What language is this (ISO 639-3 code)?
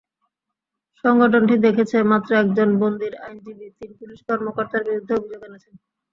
ben